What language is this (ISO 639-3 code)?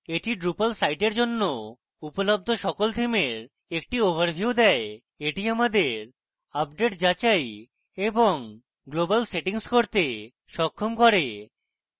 ben